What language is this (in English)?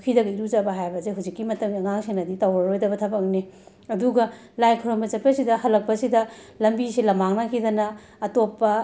Manipuri